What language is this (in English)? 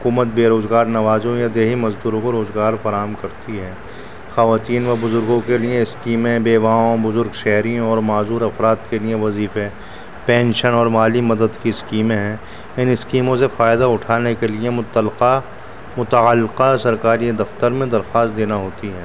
Urdu